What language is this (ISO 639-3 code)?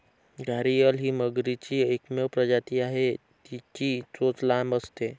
mar